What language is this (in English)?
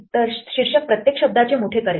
Marathi